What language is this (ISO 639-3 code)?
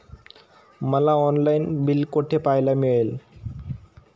mar